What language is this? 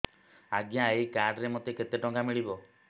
Odia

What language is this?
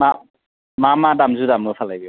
Bodo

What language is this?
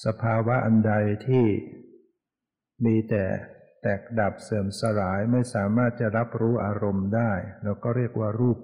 Thai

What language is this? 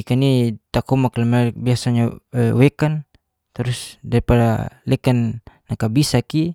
Geser-Gorom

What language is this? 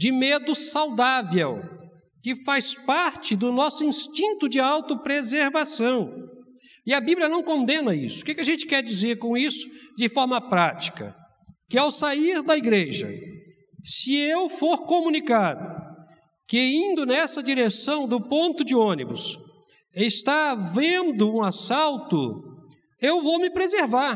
Portuguese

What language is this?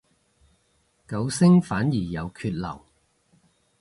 Cantonese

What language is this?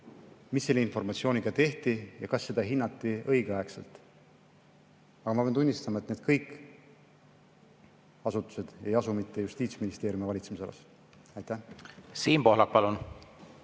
Estonian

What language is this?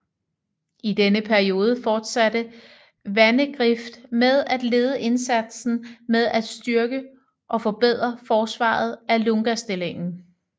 Danish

